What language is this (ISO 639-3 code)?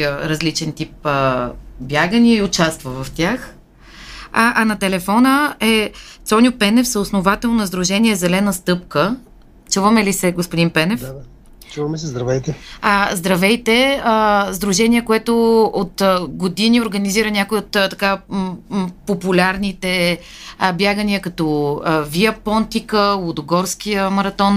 bul